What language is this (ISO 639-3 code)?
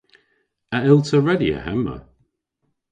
cor